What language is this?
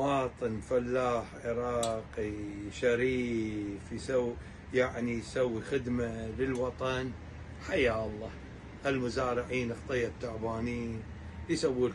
Arabic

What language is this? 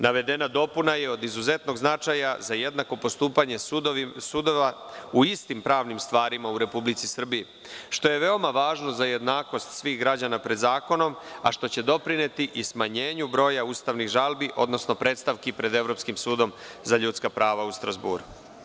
Serbian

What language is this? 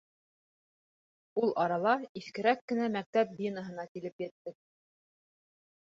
Bashkir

